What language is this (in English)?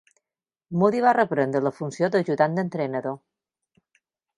Catalan